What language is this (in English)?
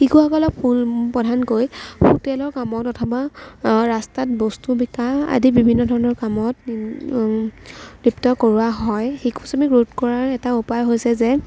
Assamese